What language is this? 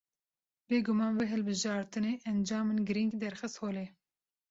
Kurdish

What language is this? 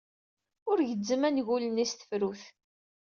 Kabyle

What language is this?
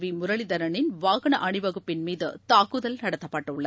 Tamil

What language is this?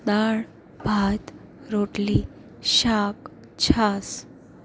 Gujarati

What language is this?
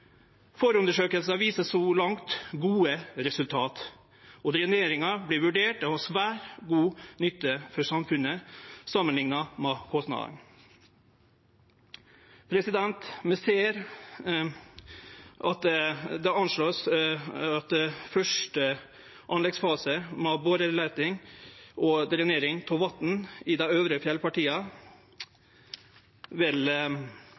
Norwegian Nynorsk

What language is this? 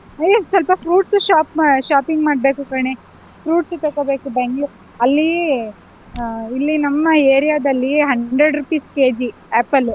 Kannada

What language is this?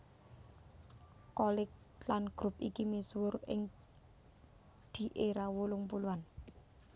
Javanese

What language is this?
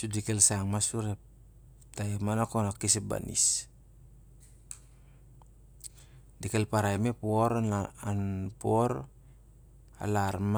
Siar-Lak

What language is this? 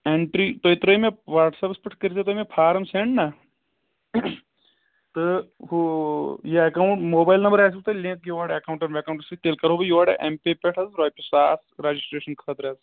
Kashmiri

